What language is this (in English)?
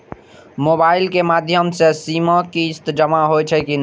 Maithili